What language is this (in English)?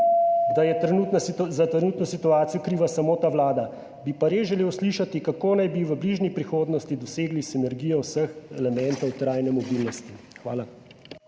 Slovenian